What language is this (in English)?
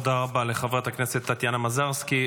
Hebrew